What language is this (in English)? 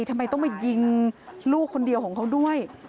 Thai